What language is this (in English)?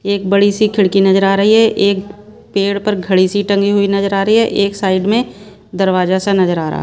Hindi